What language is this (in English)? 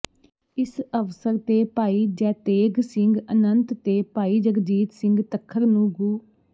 Punjabi